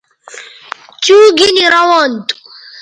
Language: Bateri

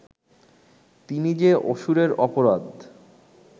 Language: Bangla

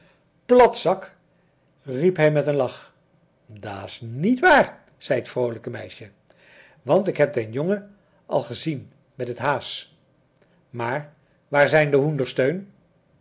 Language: Dutch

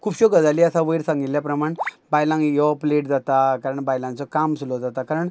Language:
Konkani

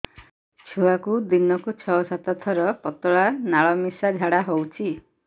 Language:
Odia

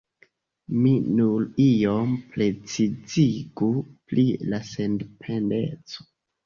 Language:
Esperanto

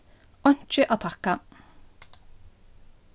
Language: Faroese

